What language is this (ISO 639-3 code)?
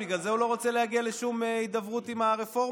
heb